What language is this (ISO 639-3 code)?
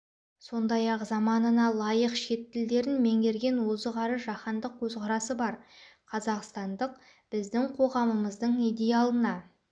kaz